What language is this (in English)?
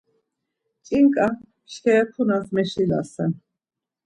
Laz